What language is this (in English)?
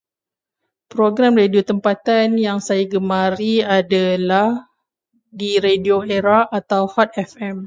Malay